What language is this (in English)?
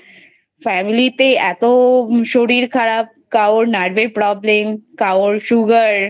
Bangla